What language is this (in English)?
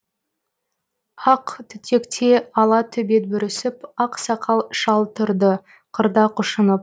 Kazakh